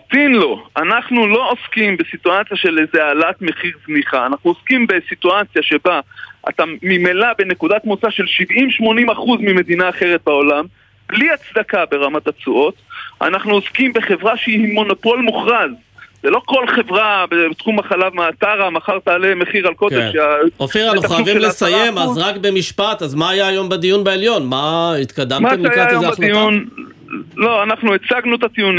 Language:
Hebrew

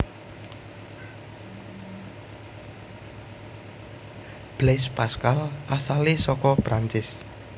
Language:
Javanese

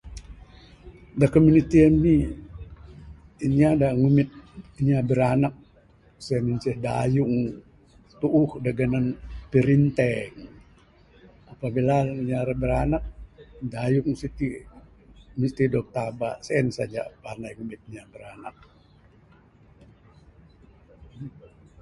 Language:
Bukar-Sadung Bidayuh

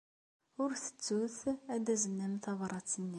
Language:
Kabyle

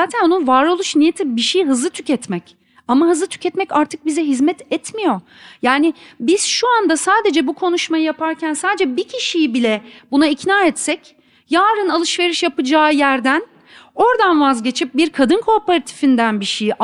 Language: Turkish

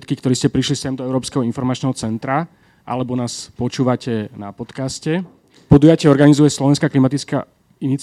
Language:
Slovak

